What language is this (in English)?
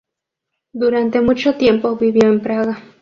Spanish